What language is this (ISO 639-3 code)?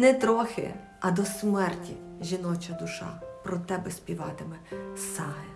ukr